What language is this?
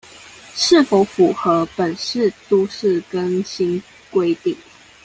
Chinese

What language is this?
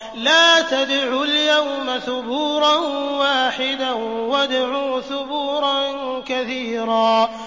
Arabic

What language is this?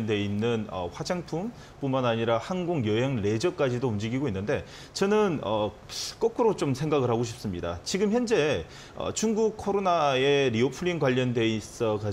Korean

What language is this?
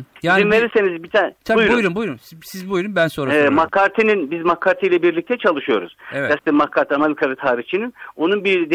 Turkish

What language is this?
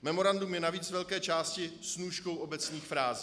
Czech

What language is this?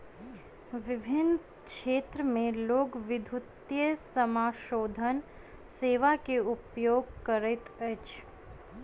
Maithili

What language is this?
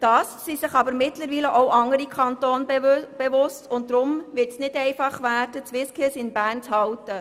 Swiss German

